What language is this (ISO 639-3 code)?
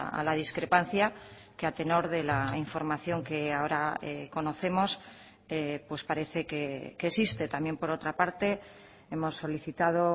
spa